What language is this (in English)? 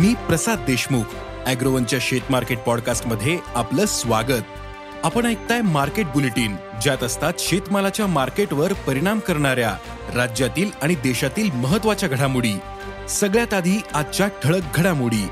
Marathi